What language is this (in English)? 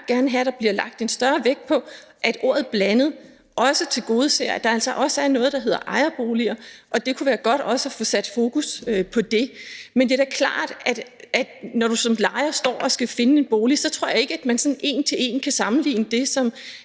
Danish